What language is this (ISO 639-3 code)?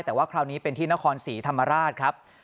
tha